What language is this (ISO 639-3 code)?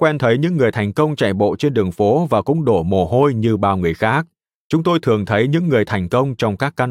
vie